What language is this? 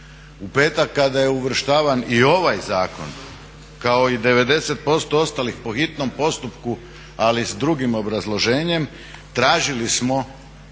Croatian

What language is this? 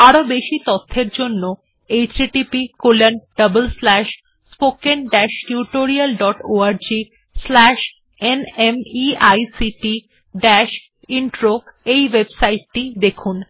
Bangla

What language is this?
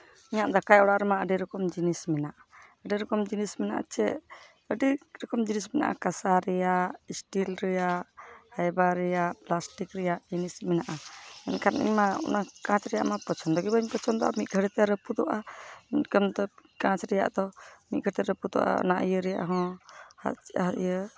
Santali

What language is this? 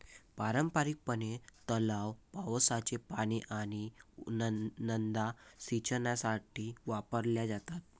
Marathi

